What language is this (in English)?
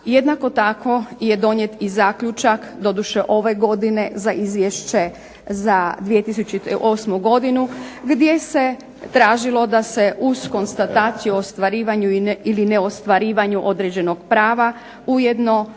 Croatian